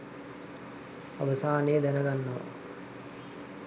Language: Sinhala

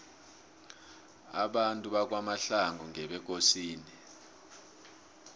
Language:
South Ndebele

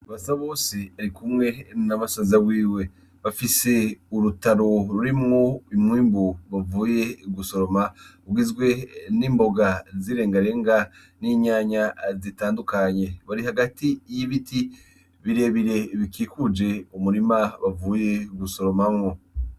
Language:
Rundi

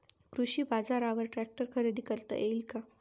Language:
Marathi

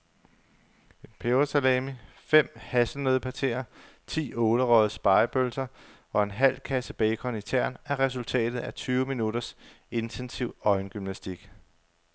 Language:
Danish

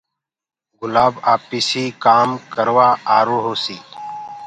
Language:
Gurgula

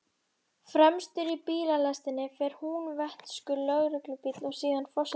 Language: Icelandic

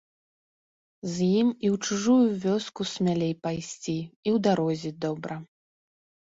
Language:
Belarusian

